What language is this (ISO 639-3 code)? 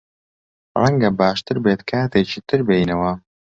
ckb